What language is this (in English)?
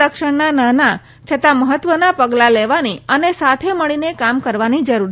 Gujarati